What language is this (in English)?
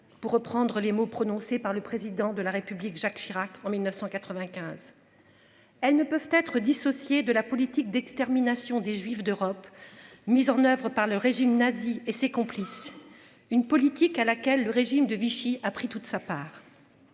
French